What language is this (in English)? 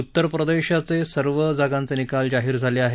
Marathi